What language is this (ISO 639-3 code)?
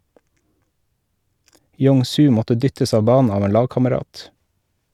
nor